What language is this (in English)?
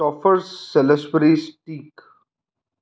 Punjabi